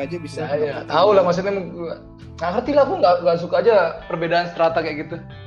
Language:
Indonesian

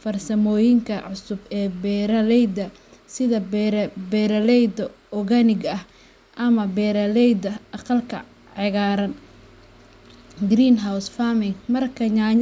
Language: Somali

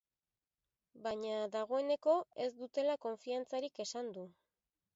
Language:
Basque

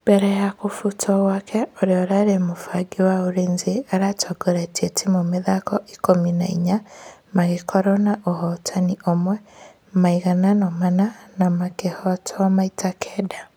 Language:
Kikuyu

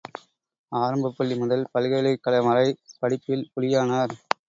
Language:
Tamil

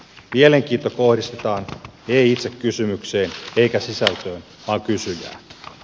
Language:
Finnish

